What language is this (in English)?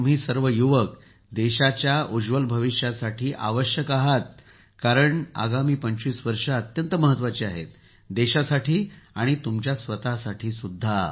Marathi